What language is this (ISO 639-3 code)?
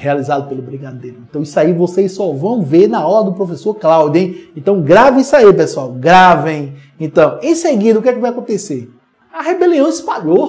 por